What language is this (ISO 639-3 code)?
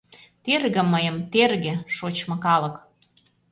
chm